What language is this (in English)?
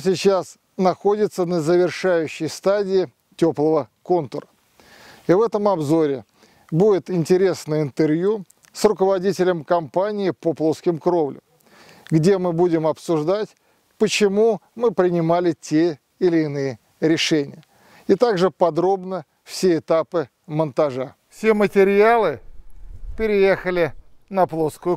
Russian